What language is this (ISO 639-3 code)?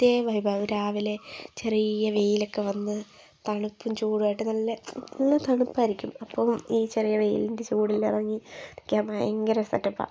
mal